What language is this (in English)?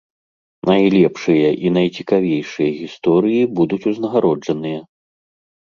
Belarusian